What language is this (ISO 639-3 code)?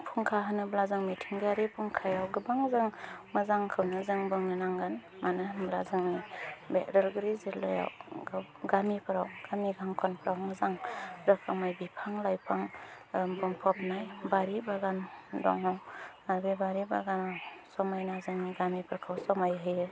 brx